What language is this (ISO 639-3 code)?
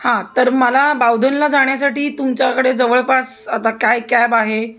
mar